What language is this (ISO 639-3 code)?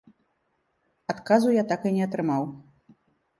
bel